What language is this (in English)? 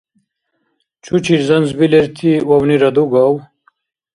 Dargwa